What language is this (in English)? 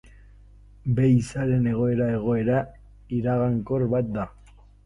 Basque